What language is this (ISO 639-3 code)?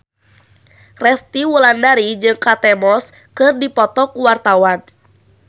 sun